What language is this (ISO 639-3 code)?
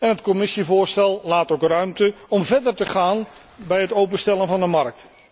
nld